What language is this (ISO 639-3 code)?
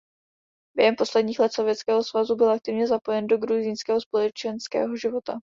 ces